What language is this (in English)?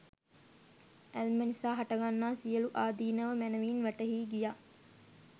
Sinhala